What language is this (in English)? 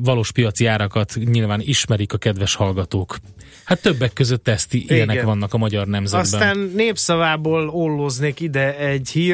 Hungarian